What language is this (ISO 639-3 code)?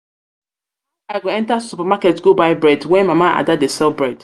pcm